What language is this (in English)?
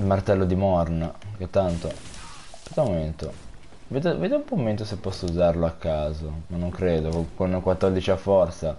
Italian